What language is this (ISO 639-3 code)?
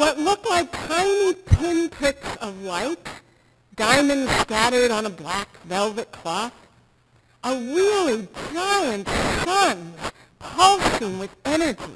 eng